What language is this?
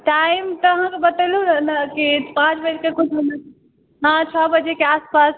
Maithili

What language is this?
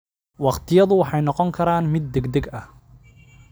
Somali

